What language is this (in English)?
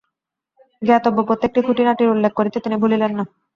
Bangla